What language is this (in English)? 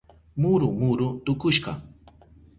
Southern Pastaza Quechua